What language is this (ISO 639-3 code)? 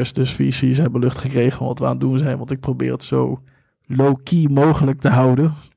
nld